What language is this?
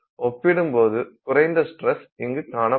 Tamil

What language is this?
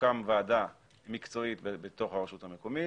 Hebrew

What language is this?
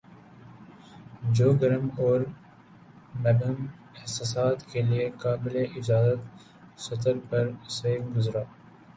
Urdu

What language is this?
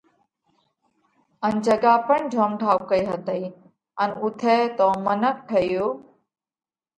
Parkari Koli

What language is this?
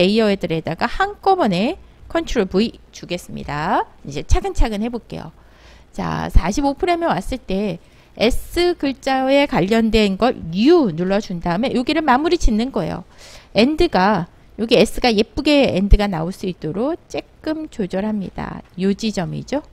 Korean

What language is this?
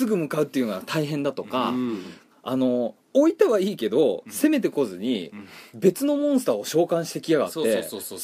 Japanese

